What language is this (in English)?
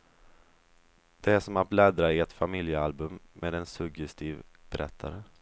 Swedish